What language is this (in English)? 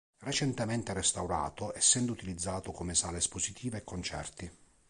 Italian